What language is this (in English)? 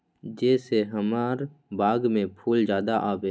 Magahi